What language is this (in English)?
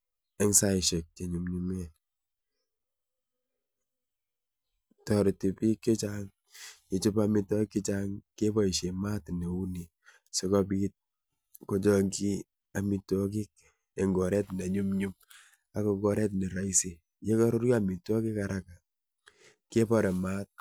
Kalenjin